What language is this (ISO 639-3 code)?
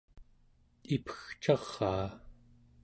esu